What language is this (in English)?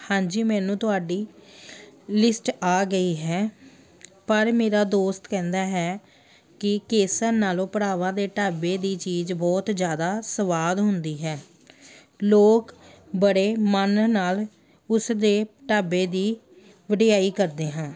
Punjabi